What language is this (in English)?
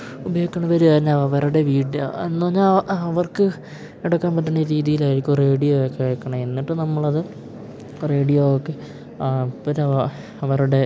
Malayalam